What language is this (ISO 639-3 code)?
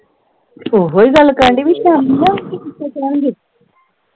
pan